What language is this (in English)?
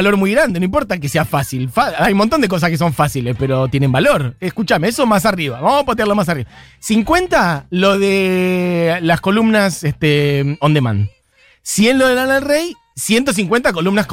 Spanish